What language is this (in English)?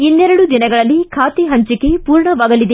Kannada